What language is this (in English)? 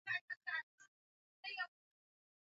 Swahili